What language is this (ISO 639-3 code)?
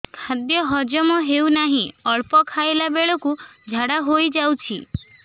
ori